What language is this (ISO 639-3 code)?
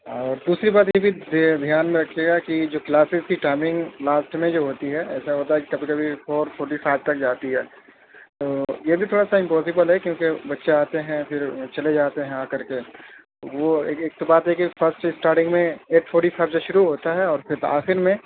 urd